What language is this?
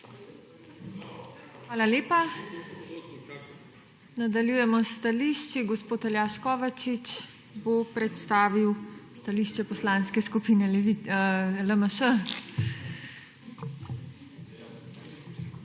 Slovenian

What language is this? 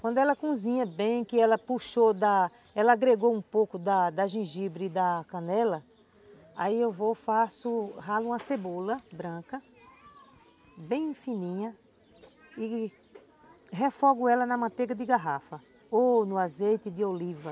Portuguese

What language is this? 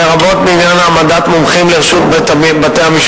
Hebrew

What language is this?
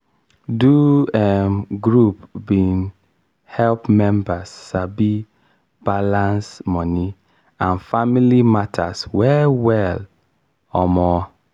Nigerian Pidgin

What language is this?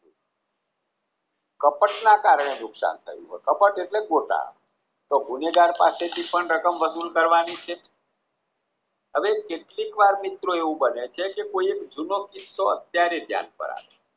Gujarati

